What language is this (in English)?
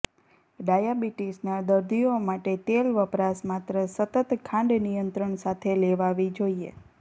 Gujarati